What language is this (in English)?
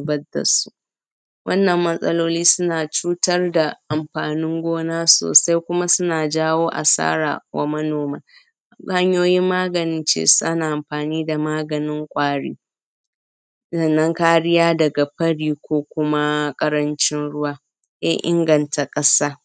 Hausa